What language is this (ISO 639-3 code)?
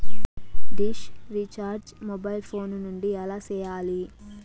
tel